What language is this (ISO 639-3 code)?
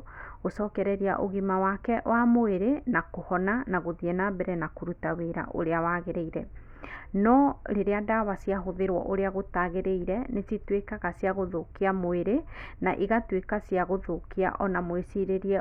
kik